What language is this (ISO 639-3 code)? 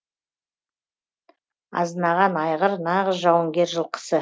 kaz